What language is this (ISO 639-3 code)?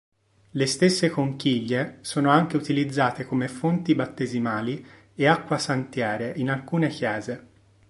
ita